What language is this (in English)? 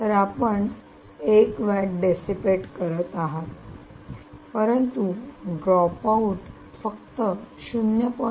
Marathi